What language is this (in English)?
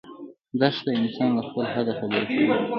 Pashto